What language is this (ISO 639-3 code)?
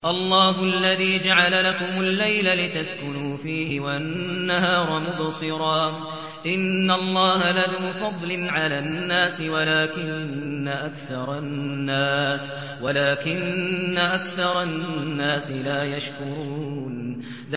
ara